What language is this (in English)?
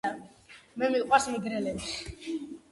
Georgian